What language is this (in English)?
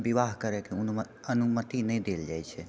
Maithili